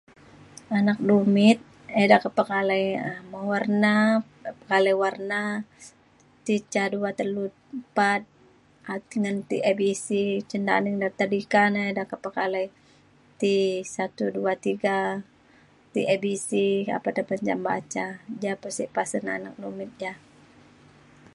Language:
Mainstream Kenyah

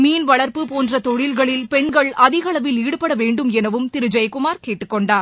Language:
Tamil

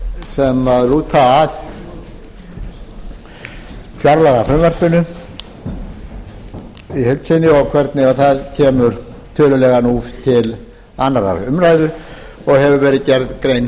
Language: Icelandic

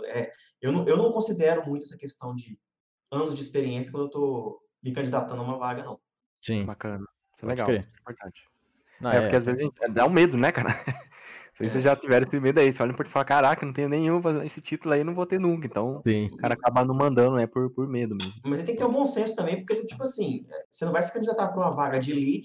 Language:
Portuguese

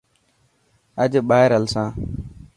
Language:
Dhatki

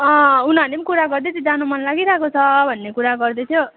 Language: Nepali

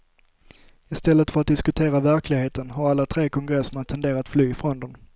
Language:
Swedish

